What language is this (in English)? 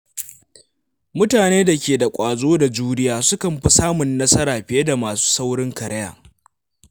Hausa